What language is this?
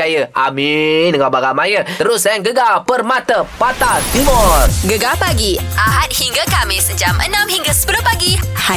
Malay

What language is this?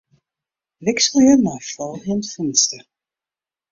Western Frisian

